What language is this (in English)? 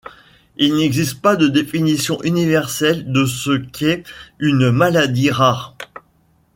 French